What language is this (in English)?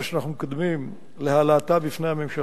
Hebrew